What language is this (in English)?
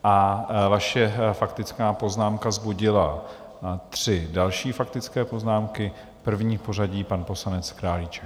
Czech